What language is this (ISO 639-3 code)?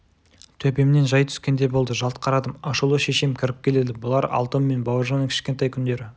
kaz